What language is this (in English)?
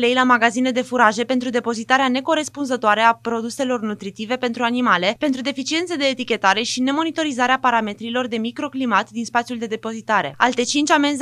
Romanian